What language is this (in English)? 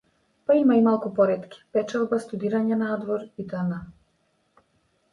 Macedonian